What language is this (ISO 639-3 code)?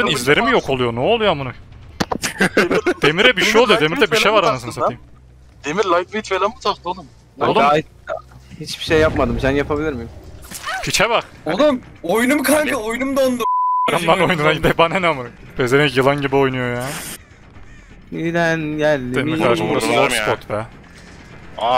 tur